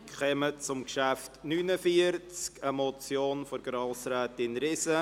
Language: Swiss German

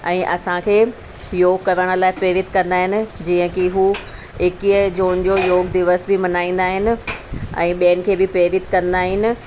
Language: Sindhi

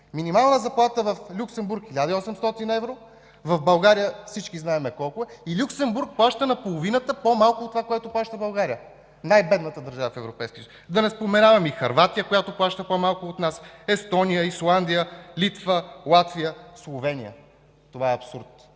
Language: Bulgarian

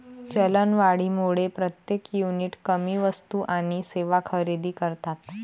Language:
Marathi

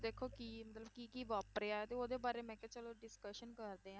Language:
Punjabi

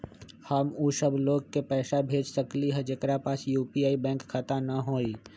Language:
Magahi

